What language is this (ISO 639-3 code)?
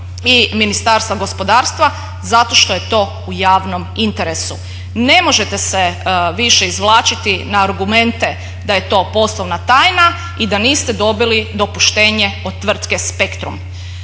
hrv